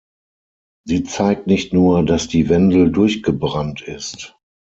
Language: German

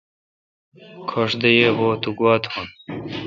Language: Kalkoti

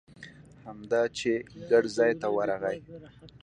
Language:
Pashto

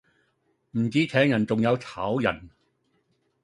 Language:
Cantonese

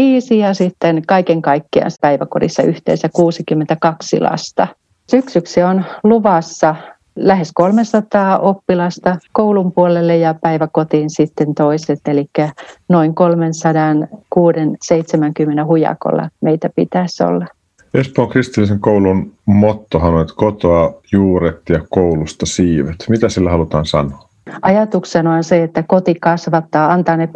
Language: Finnish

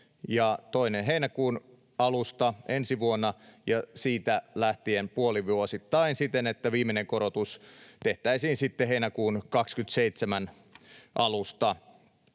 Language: Finnish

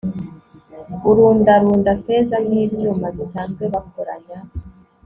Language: Kinyarwanda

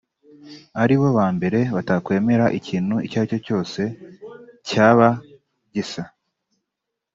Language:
Kinyarwanda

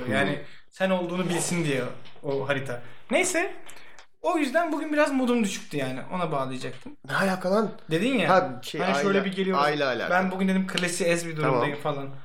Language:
Turkish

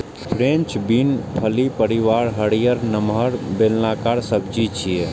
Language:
Maithili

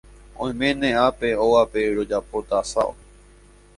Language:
Guarani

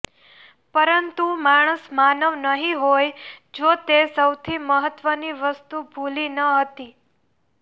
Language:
Gujarati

